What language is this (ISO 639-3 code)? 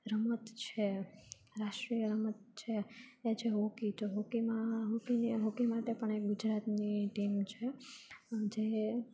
guj